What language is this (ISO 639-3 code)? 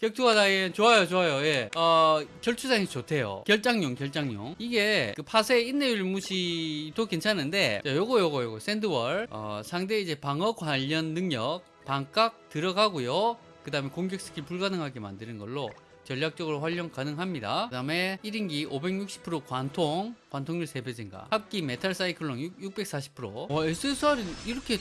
kor